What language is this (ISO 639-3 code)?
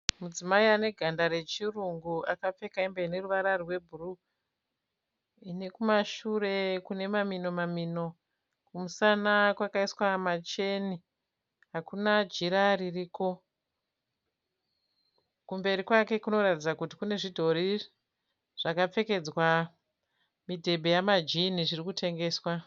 sna